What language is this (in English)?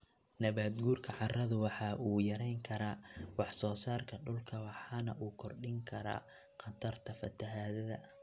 Somali